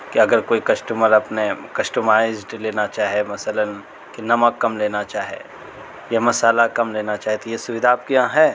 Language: Urdu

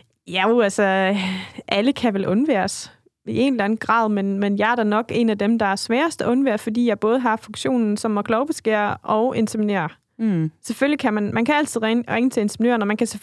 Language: Danish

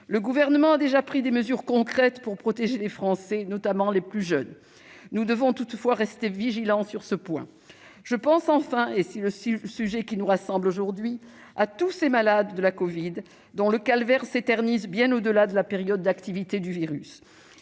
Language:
French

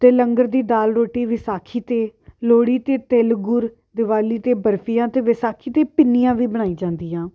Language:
Punjabi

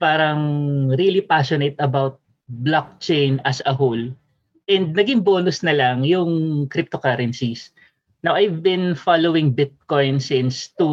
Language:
Filipino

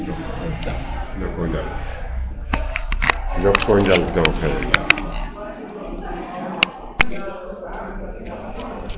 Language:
Serer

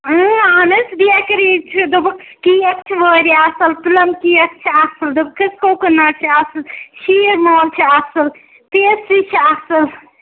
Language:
Kashmiri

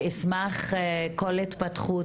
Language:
Hebrew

